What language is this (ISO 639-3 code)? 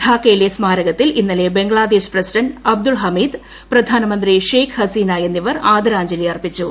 mal